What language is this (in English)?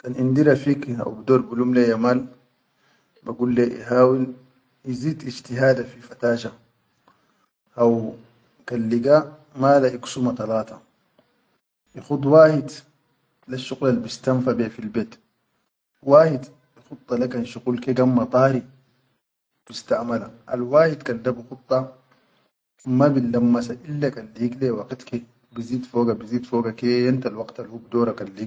Chadian Arabic